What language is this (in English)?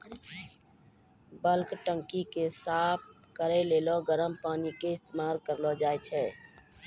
Maithili